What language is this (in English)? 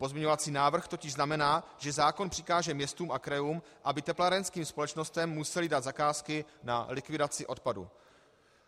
Czech